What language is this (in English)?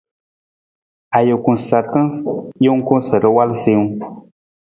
Nawdm